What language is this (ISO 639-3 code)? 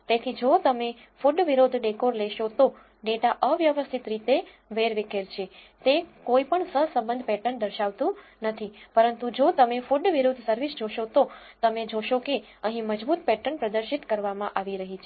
guj